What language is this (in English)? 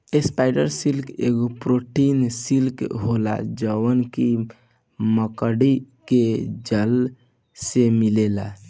Bhojpuri